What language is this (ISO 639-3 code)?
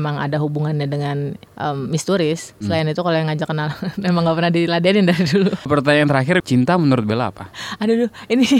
ind